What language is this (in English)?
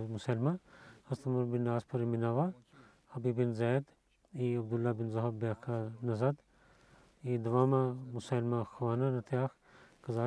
Bulgarian